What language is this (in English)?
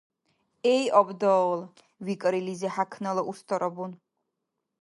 Dargwa